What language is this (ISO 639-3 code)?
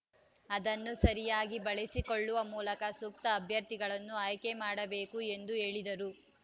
kan